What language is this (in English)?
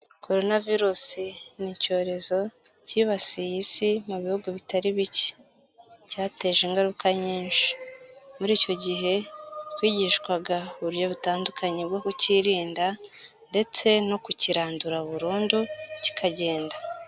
Kinyarwanda